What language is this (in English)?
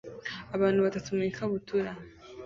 Kinyarwanda